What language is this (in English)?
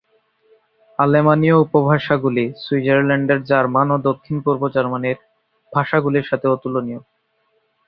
Bangla